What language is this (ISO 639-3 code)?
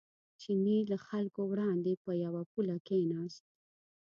pus